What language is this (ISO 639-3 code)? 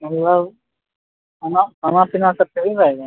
mai